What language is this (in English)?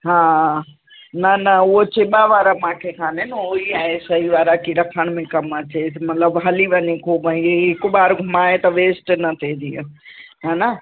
Sindhi